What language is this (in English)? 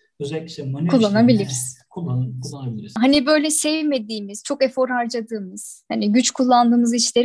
Turkish